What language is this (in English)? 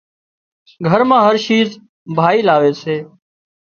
Wadiyara Koli